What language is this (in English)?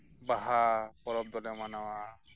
Santali